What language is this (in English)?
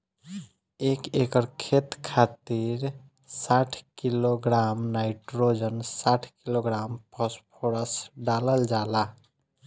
Bhojpuri